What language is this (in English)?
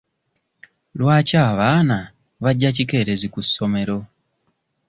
Ganda